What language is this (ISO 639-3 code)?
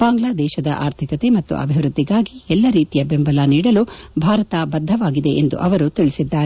kan